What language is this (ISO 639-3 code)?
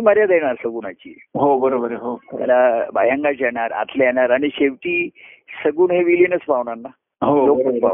mar